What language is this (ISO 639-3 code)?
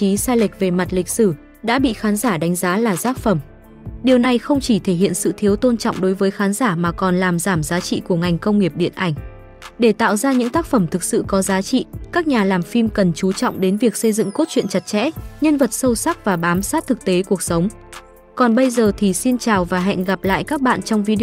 vie